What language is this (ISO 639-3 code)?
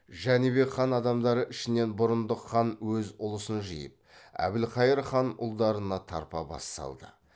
kaz